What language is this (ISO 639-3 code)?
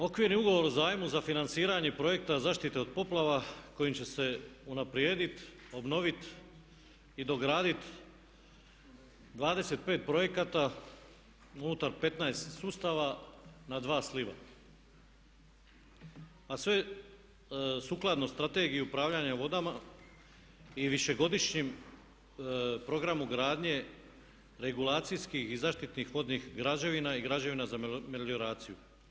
hrv